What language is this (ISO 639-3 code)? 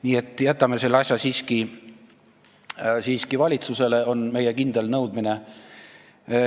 est